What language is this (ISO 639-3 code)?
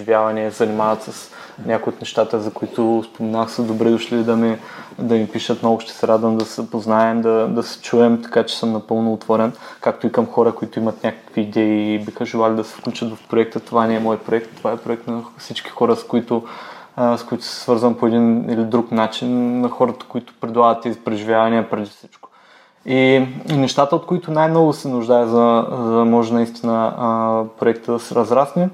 bul